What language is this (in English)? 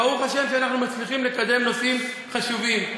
Hebrew